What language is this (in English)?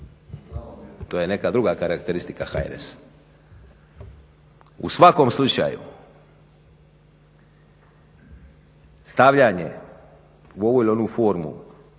Croatian